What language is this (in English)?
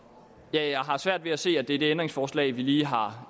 Danish